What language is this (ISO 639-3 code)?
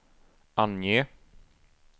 swe